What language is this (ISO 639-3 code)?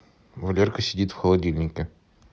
rus